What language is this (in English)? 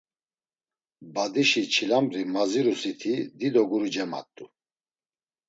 Laz